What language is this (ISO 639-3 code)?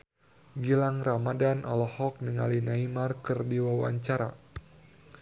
sun